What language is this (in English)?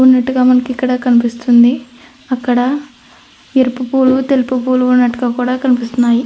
Telugu